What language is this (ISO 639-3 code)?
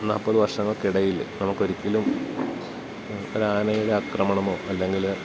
mal